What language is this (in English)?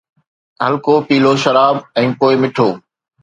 Sindhi